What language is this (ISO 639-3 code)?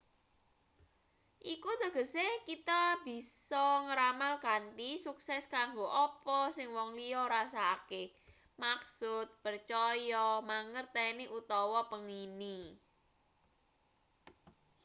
jav